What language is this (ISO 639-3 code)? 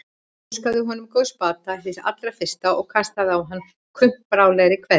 isl